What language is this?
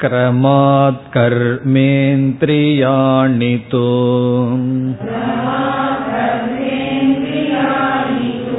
Tamil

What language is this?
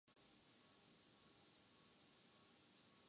Urdu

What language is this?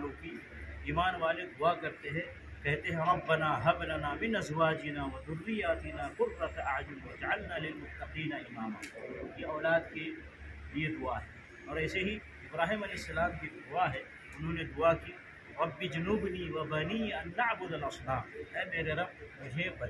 Arabic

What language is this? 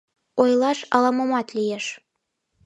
Mari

